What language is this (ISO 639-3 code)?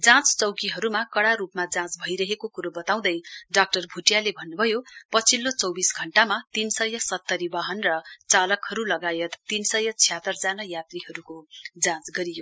nep